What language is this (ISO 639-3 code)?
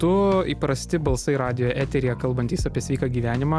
lit